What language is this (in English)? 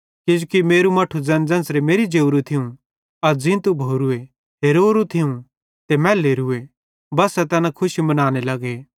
Bhadrawahi